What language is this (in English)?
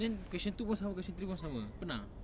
English